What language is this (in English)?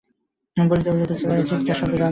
Bangla